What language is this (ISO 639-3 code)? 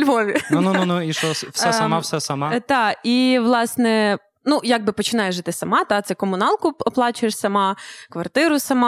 ukr